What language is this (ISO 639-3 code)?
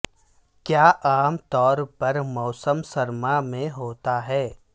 urd